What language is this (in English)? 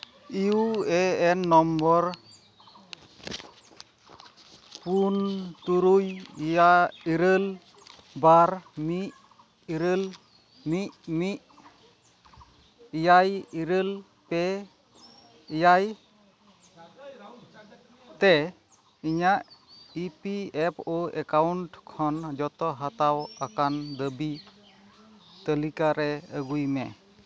Santali